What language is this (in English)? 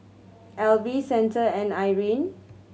English